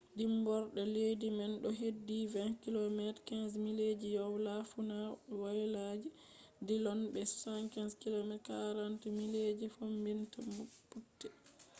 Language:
Fula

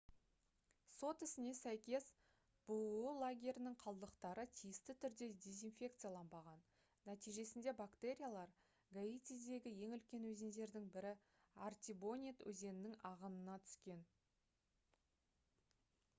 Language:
Kazakh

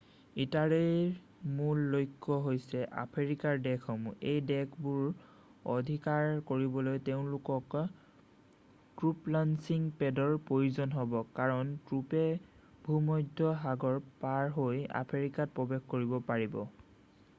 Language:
Assamese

